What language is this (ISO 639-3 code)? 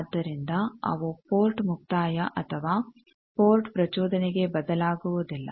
kan